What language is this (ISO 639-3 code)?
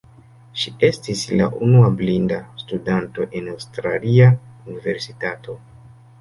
epo